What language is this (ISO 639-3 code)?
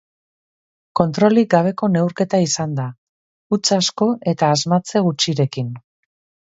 eus